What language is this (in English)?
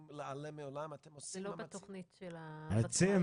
Hebrew